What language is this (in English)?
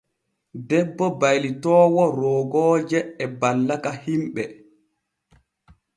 Borgu Fulfulde